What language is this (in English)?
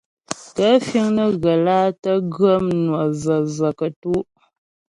Ghomala